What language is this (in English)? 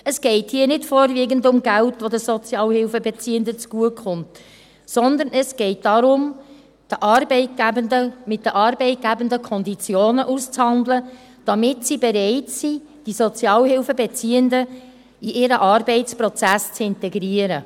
Swiss German